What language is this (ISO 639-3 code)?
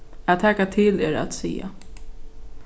fao